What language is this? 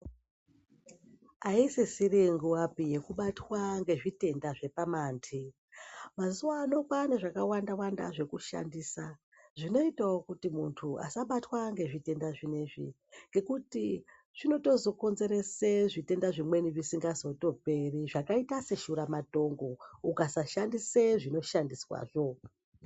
Ndau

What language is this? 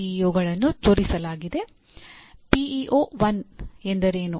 Kannada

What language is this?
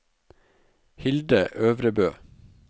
Norwegian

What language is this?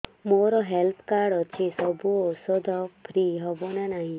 Odia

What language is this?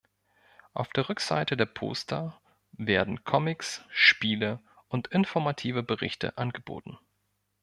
German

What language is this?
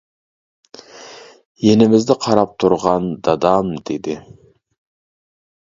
Uyghur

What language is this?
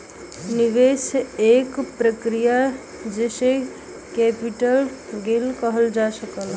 Bhojpuri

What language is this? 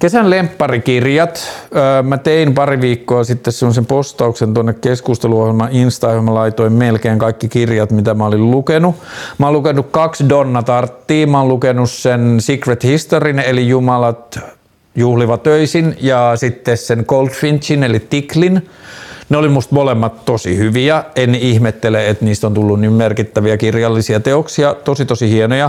Finnish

